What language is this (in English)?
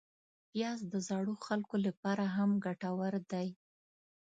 Pashto